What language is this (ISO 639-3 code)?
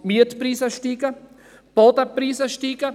gsw